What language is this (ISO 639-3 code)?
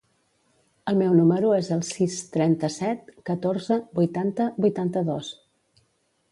cat